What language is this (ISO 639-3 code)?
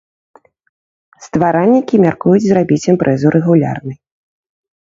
bel